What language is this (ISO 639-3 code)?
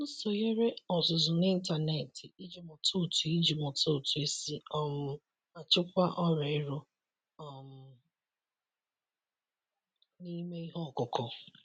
ibo